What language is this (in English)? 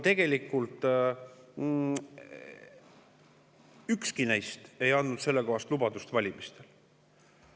Estonian